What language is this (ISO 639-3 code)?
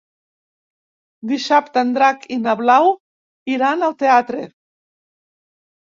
cat